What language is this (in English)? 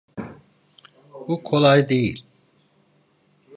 Turkish